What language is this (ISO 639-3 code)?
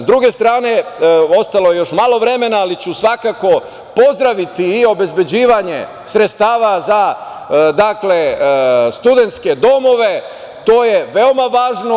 srp